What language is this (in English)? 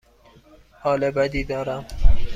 Persian